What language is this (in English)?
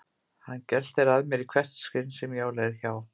Icelandic